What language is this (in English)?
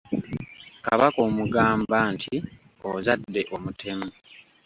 Ganda